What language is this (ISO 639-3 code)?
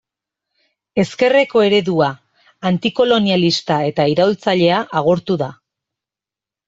eus